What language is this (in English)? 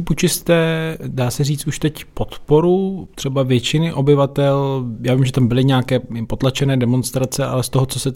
Czech